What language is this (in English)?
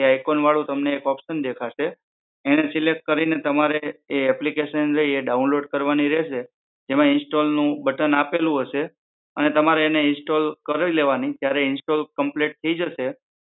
Gujarati